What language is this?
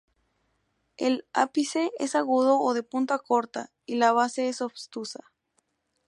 Spanish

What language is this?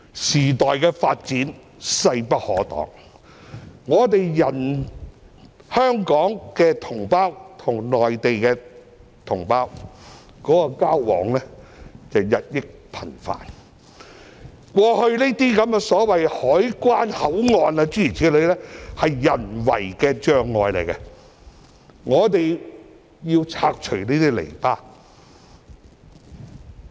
Cantonese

